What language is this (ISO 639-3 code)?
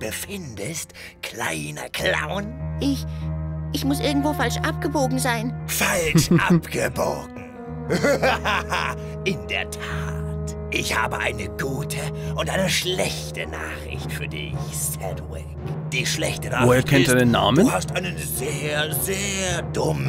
deu